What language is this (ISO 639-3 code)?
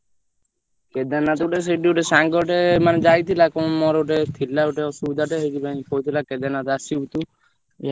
ori